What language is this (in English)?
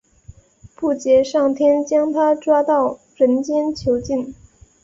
Chinese